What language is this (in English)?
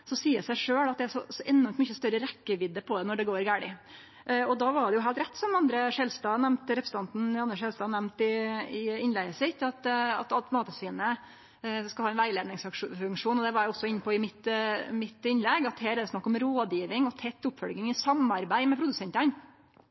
Norwegian Nynorsk